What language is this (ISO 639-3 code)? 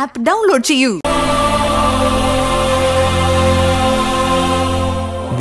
mal